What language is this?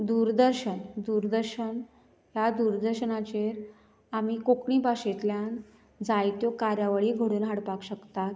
Konkani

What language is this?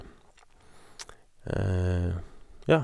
Norwegian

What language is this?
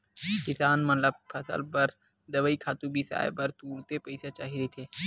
Chhattisgarhi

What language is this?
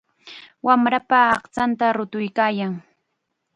Chiquián Ancash Quechua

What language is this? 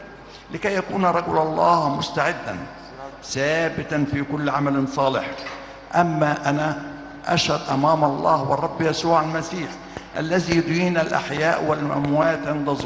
Arabic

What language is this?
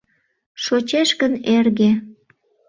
Mari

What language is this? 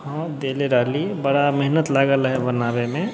Maithili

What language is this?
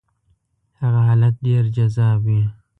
Pashto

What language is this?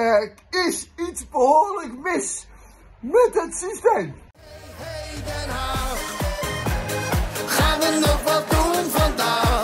Dutch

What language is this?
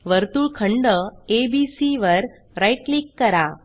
Marathi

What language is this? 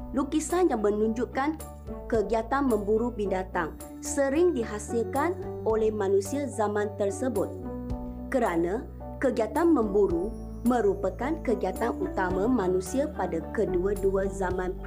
Malay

